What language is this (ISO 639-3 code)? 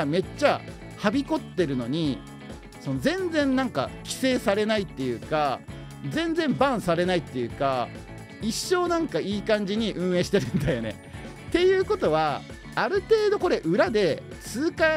jpn